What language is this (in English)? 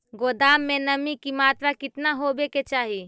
Magahi